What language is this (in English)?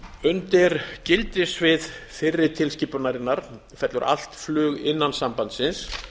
Icelandic